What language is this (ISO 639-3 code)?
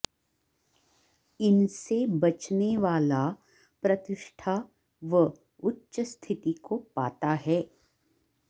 san